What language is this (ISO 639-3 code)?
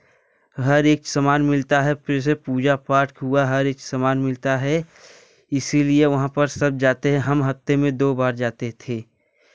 hin